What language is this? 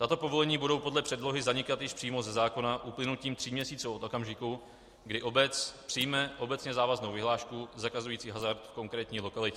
Czech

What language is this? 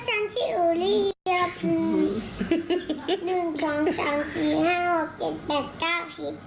Thai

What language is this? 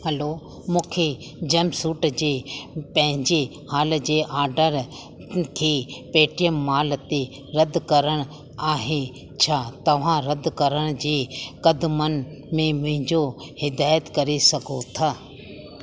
Sindhi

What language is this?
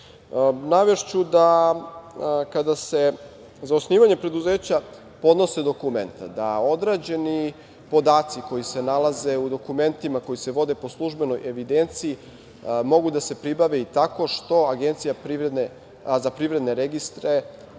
Serbian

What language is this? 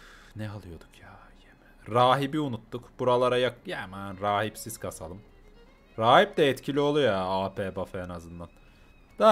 Turkish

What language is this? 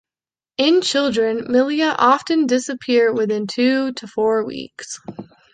English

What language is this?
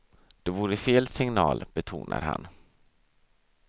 Swedish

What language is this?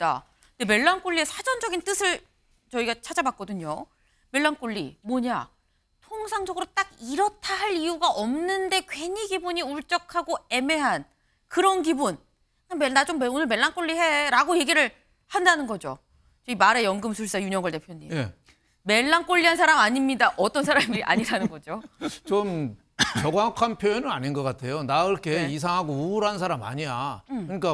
Korean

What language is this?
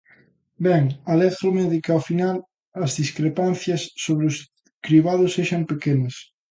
Galician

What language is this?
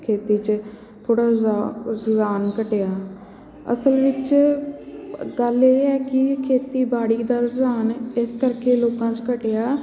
Punjabi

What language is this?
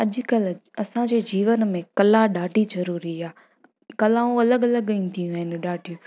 Sindhi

